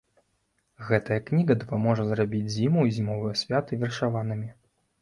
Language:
Belarusian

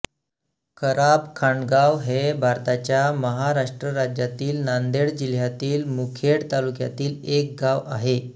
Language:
Marathi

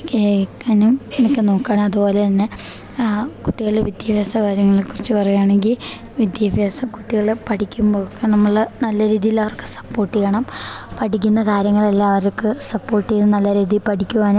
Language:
Malayalam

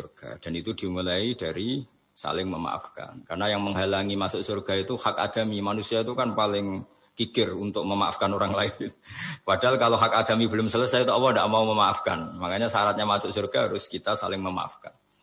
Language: Indonesian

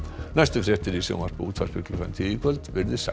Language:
Icelandic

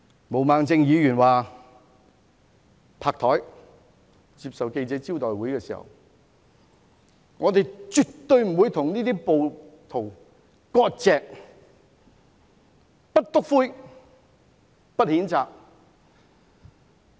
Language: Cantonese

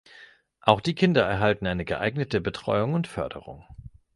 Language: German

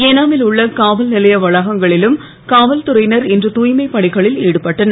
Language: Tamil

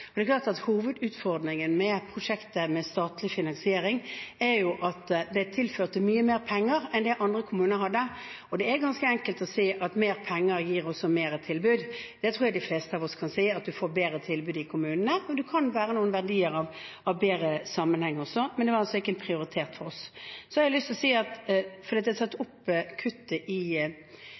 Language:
Norwegian Bokmål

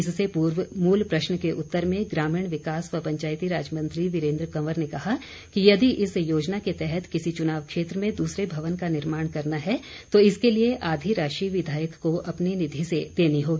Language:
Hindi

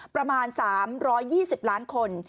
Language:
Thai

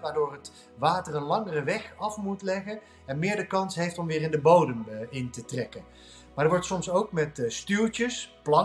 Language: Dutch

